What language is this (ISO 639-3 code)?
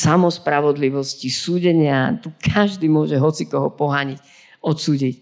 slk